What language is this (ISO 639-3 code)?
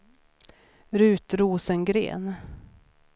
swe